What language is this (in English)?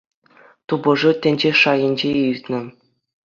Chuvash